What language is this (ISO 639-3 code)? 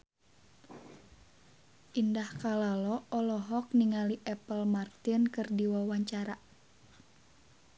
sun